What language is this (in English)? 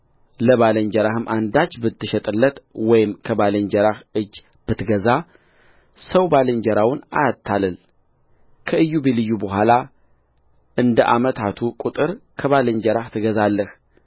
Amharic